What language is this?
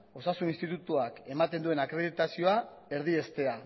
Basque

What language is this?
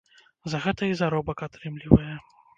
Belarusian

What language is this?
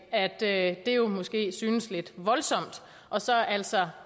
Danish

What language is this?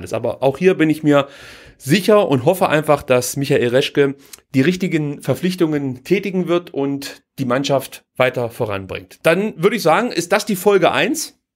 German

